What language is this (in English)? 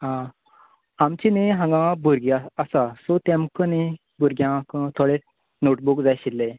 Konkani